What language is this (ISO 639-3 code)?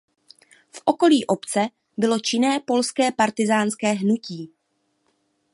ces